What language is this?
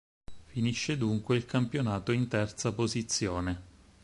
Italian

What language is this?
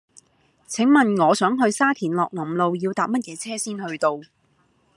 Cantonese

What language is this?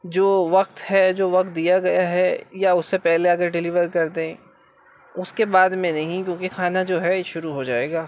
Urdu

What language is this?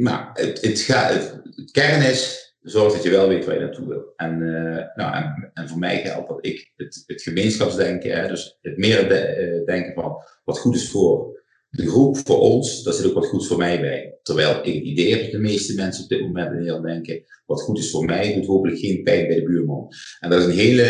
Dutch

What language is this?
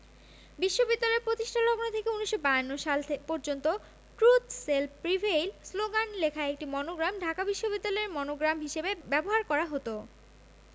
Bangla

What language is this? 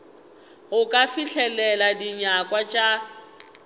Northern Sotho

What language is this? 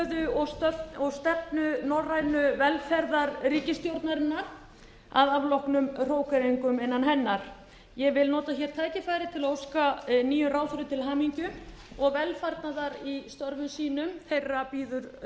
Icelandic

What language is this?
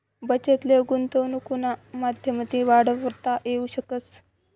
Marathi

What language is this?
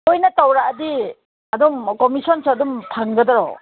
Manipuri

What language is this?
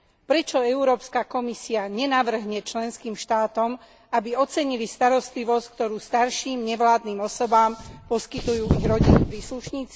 Slovak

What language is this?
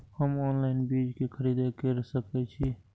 Maithili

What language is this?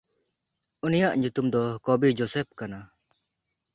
Santali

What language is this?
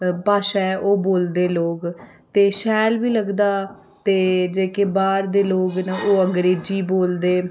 Dogri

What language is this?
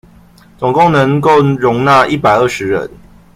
Chinese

